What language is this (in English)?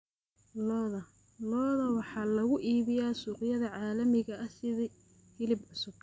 Somali